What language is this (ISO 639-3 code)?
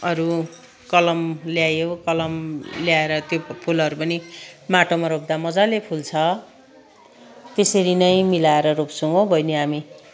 nep